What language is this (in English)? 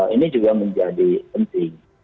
Indonesian